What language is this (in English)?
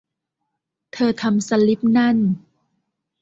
Thai